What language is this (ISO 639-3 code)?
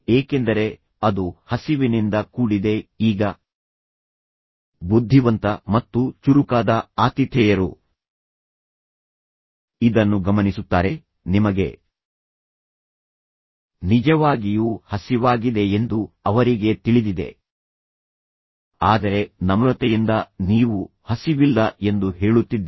kan